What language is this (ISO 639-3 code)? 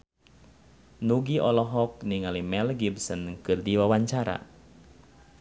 sun